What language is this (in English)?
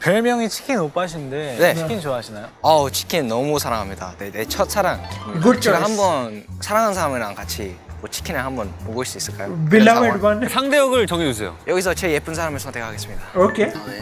Korean